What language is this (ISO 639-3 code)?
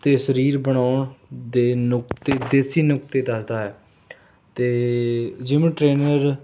pan